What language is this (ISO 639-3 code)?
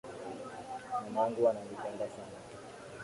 swa